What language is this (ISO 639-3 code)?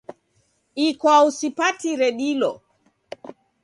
dav